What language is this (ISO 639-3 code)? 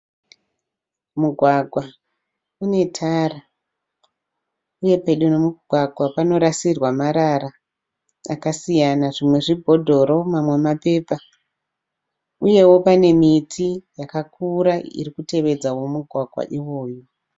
sna